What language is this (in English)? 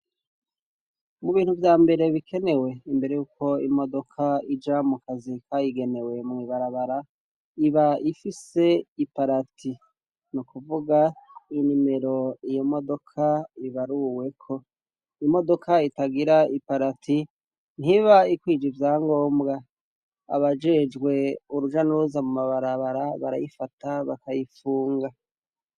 Rundi